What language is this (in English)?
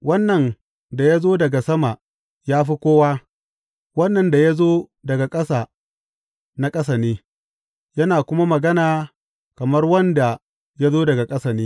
Hausa